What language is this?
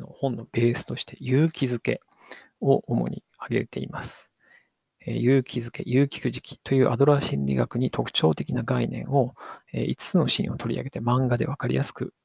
Japanese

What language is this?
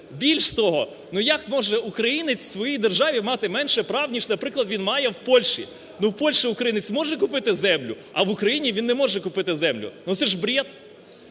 Ukrainian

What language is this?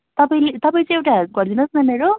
Nepali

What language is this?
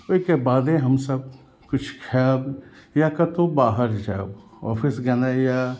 Maithili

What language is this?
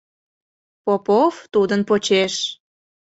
Mari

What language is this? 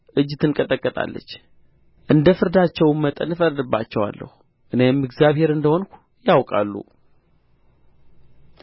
Amharic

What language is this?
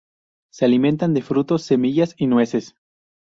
Spanish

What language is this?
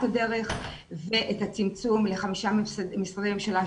Hebrew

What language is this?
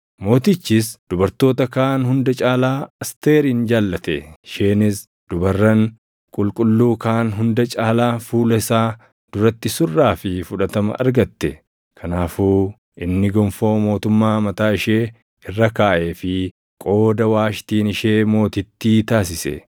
Oromo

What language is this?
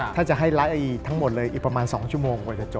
Thai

